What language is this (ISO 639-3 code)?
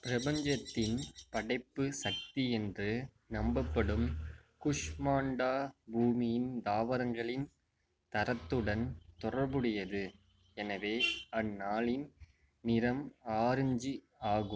tam